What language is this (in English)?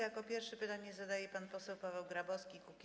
Polish